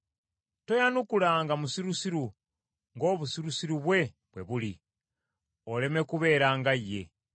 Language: Ganda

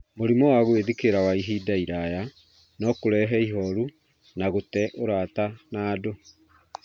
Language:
Kikuyu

